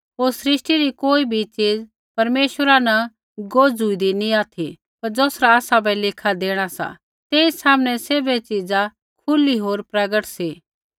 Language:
Kullu Pahari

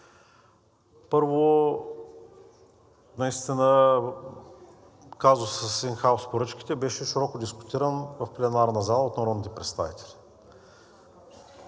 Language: Bulgarian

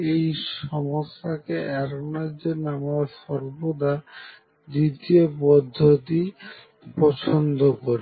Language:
Bangla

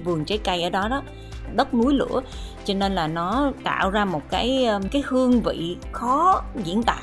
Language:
Vietnamese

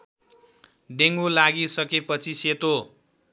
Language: Nepali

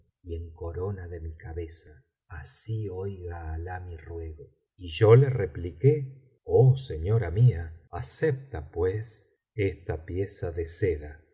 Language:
Spanish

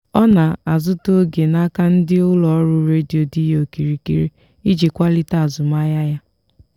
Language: Igbo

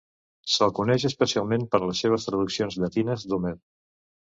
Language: Catalan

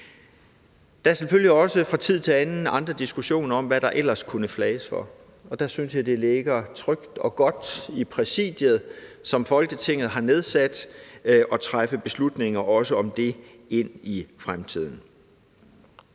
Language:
Danish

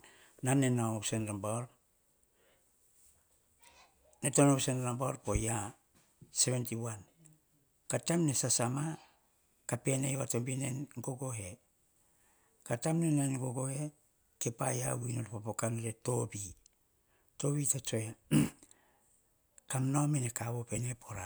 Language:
Hahon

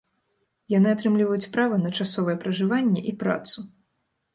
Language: Belarusian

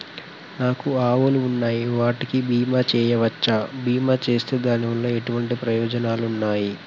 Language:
Telugu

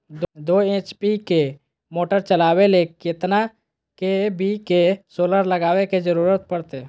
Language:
Magahi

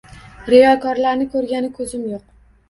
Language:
Uzbek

